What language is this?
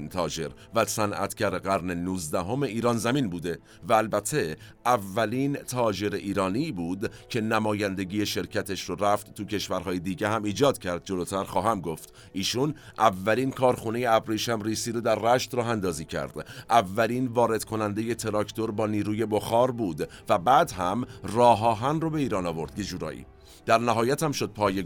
Persian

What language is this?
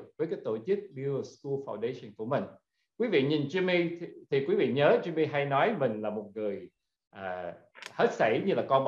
Vietnamese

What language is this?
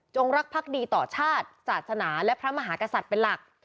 Thai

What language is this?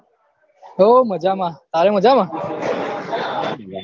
Gujarati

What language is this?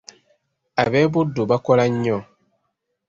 Ganda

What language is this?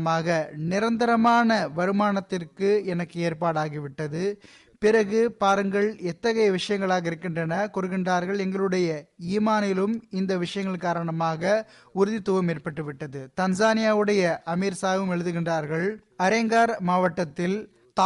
Tamil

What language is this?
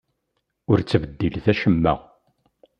Kabyle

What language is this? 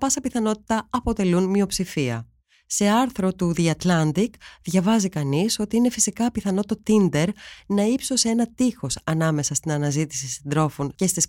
Greek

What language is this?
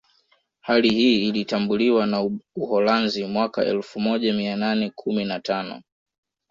Swahili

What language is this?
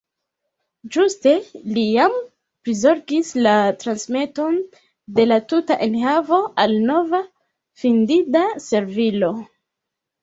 Esperanto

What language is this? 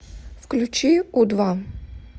Russian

